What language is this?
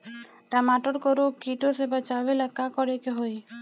Bhojpuri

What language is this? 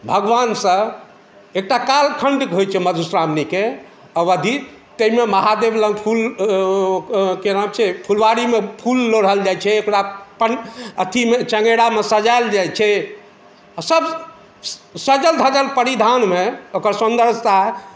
Maithili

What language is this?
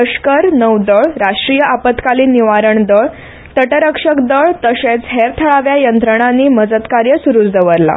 Konkani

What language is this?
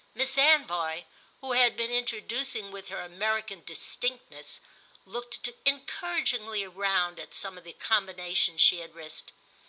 English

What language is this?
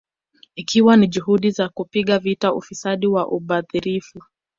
Swahili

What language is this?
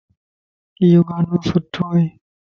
Lasi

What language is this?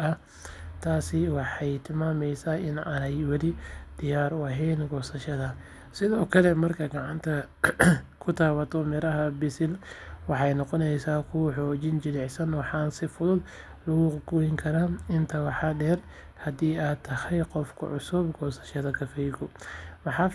Somali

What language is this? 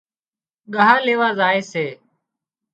Wadiyara Koli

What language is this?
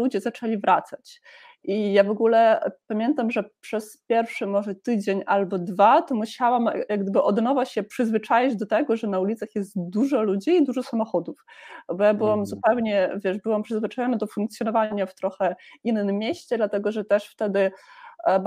Polish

